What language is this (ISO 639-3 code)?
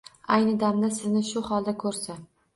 uzb